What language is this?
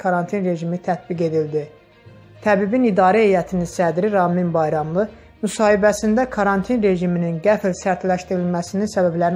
Turkish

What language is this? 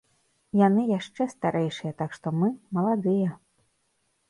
Belarusian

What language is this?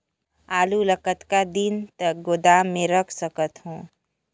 Chhattisgarhi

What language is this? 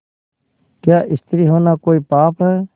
Hindi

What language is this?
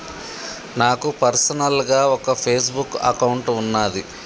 Telugu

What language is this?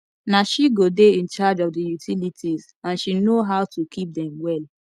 Nigerian Pidgin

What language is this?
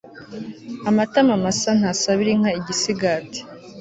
Kinyarwanda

